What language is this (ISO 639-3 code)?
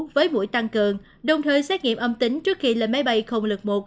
vie